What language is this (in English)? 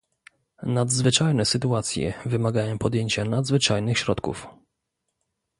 Polish